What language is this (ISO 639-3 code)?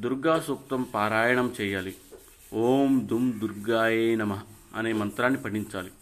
tel